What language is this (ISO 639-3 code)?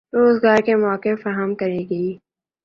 urd